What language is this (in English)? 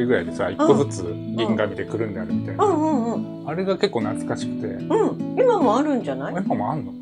Japanese